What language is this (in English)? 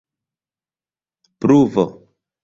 Esperanto